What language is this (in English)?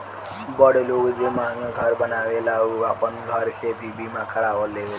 Bhojpuri